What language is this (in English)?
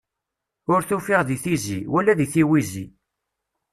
Kabyle